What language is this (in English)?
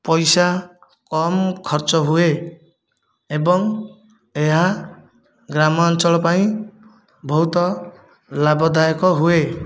Odia